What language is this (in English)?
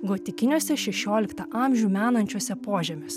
Lithuanian